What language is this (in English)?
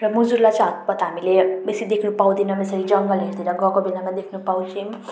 Nepali